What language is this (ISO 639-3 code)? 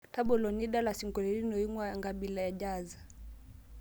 mas